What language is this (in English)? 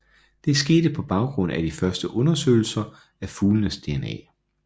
Danish